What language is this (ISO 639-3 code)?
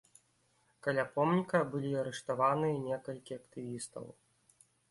bel